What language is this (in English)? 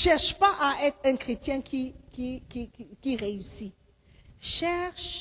French